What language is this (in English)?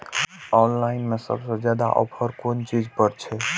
Maithili